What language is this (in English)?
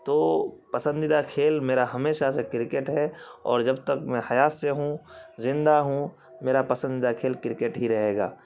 Urdu